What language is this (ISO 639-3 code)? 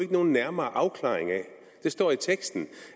dan